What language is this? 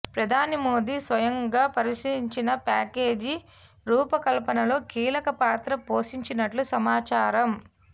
Telugu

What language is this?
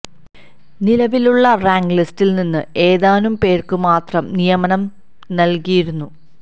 Malayalam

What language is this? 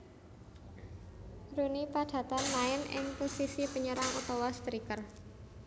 Javanese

